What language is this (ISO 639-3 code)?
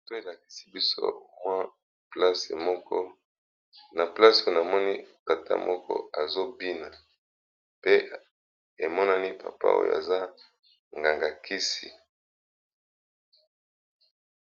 lin